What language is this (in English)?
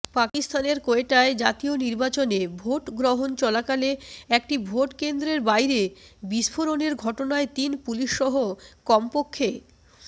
Bangla